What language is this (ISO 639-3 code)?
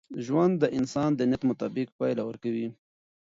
pus